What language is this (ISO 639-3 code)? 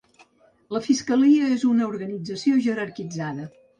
cat